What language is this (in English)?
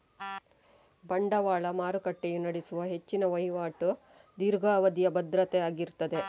Kannada